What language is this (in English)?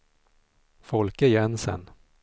Swedish